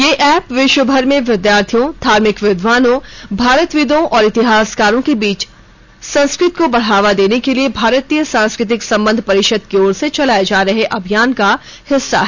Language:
Hindi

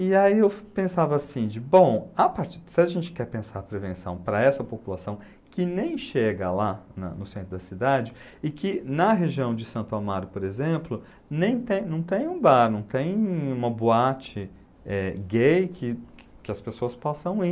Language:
Portuguese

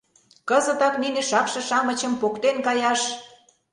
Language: Mari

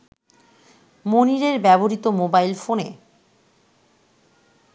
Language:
Bangla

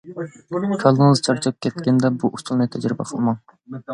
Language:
Uyghur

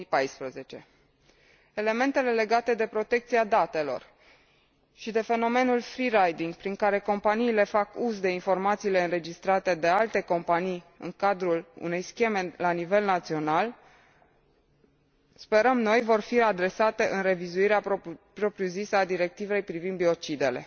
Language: Romanian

